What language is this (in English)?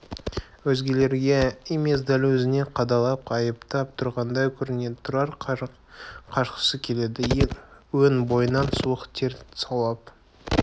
Kazakh